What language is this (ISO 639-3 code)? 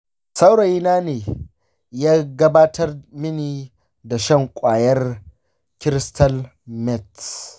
hau